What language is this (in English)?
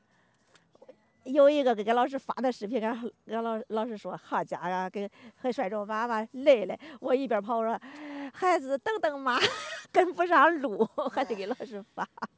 Chinese